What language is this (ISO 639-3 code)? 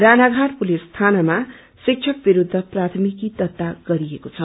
nep